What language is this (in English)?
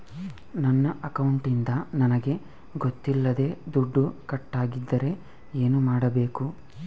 Kannada